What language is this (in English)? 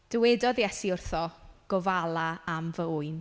Welsh